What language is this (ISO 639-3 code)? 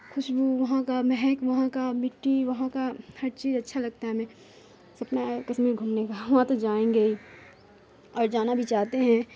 urd